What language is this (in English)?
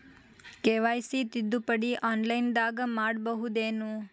Kannada